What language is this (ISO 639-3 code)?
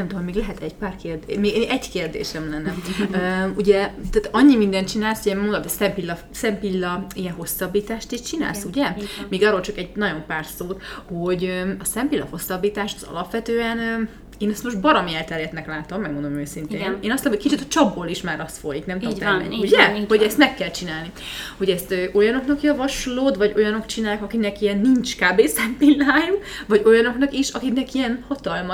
hun